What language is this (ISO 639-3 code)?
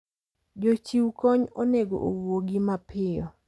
luo